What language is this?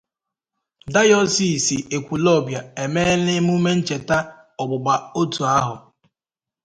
Igbo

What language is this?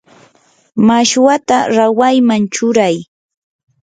Yanahuanca Pasco Quechua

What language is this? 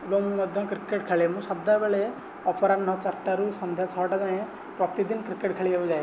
Odia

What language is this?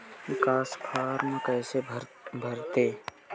Chhattisgarhi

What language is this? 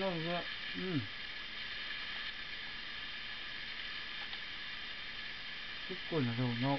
Japanese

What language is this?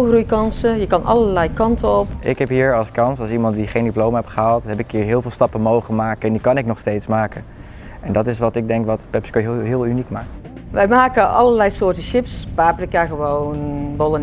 Dutch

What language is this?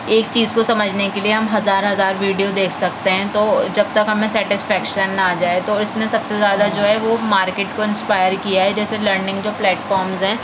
Urdu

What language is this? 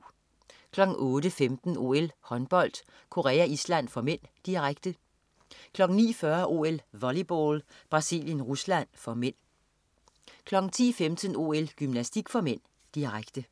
Danish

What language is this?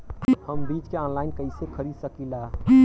Bhojpuri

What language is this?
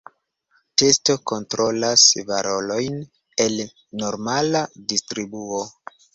Esperanto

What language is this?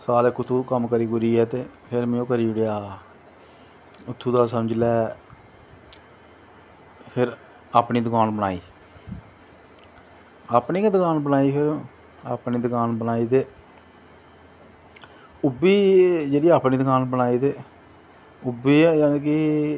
Dogri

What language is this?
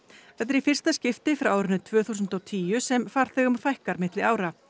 Icelandic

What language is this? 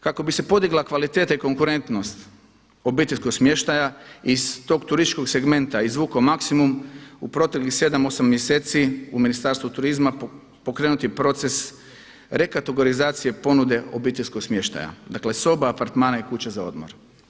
Croatian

